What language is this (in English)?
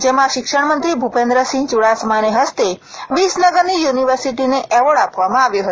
Gujarati